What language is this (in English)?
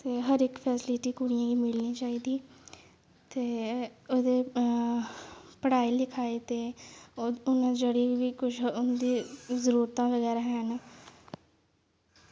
Dogri